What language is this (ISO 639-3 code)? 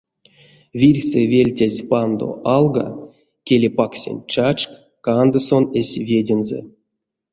myv